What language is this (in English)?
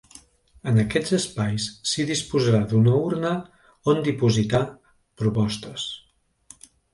Catalan